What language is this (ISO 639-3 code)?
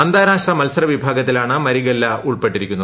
mal